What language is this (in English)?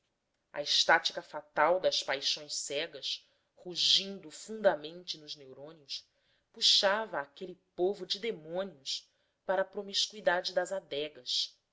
Portuguese